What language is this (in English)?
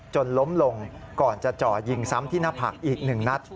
Thai